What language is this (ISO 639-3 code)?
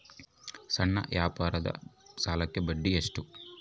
kan